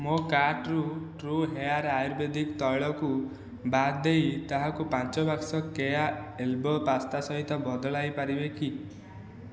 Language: Odia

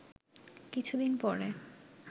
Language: Bangla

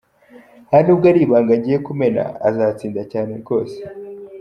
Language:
Kinyarwanda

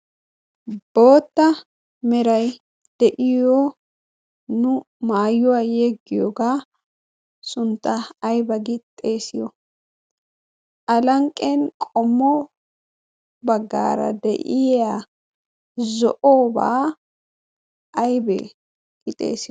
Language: Wolaytta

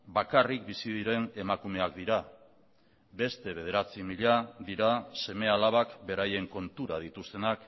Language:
Basque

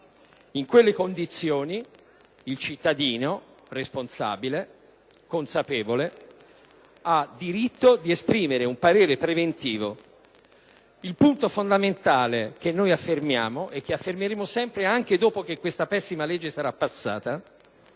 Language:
Italian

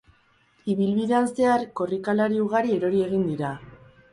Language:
Basque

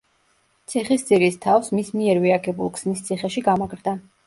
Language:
Georgian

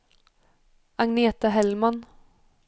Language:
Swedish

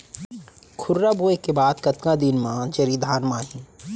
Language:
Chhattisgarhi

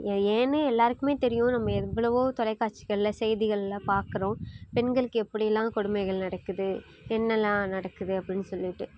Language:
Tamil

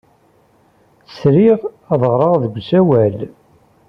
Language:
Kabyle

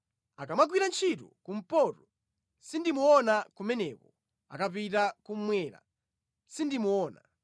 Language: Nyanja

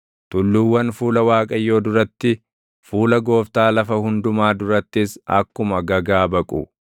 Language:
Oromo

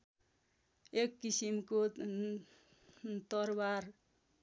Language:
Nepali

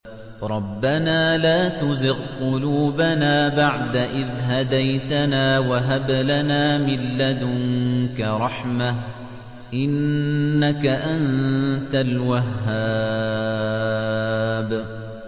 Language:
Arabic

